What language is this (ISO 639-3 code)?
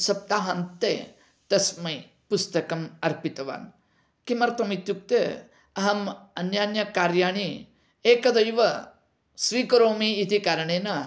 san